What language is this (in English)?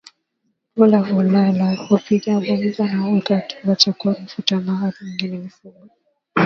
Swahili